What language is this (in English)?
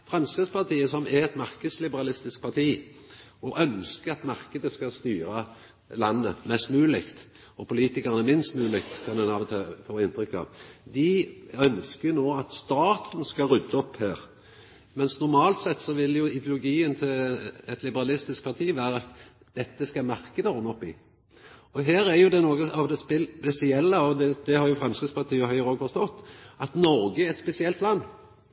Norwegian Nynorsk